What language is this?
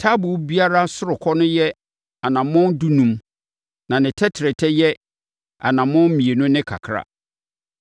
Akan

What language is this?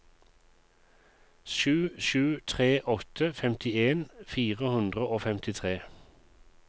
Norwegian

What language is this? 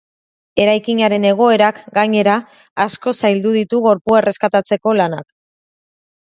Basque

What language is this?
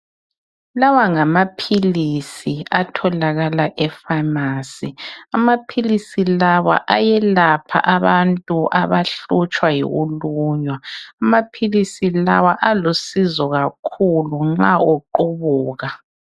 North Ndebele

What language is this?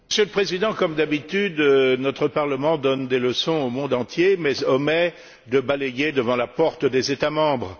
French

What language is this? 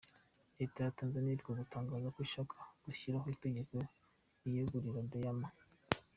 Kinyarwanda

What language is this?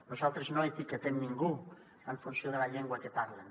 Catalan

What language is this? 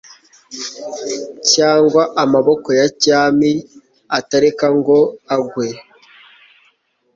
Kinyarwanda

